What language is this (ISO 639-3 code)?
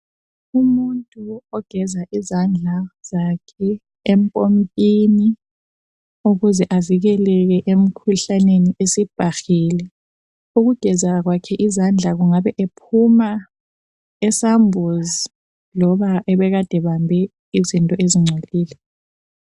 nde